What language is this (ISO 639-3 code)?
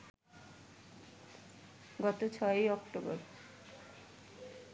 ben